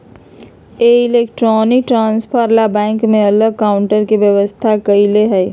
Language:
Magahi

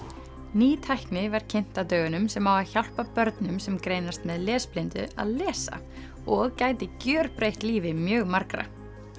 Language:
Icelandic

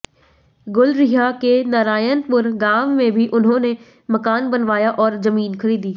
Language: Hindi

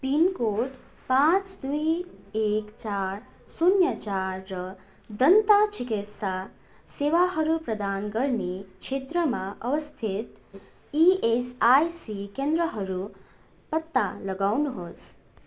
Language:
Nepali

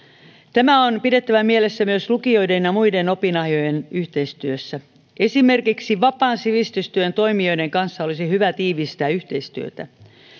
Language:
Finnish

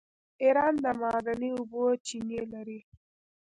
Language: Pashto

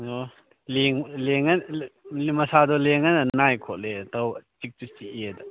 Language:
Manipuri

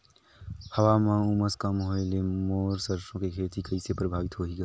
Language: Chhattisgarhi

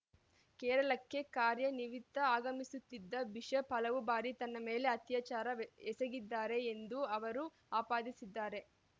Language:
Kannada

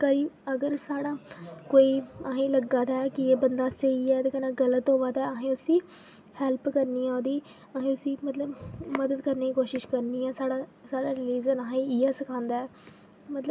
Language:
Dogri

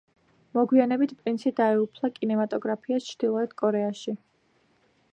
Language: Georgian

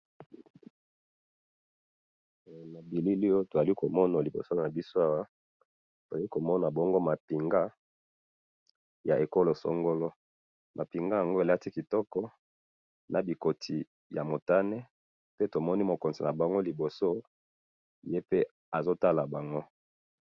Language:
Lingala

